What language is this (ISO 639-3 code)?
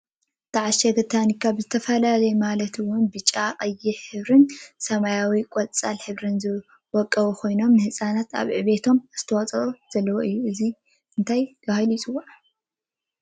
tir